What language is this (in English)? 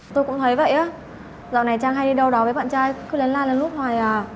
Vietnamese